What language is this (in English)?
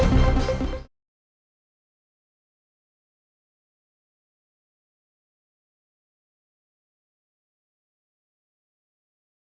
Indonesian